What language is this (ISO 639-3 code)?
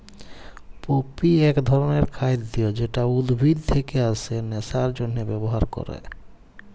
ben